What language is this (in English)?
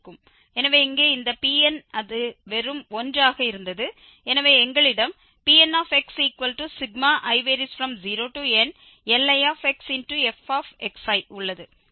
Tamil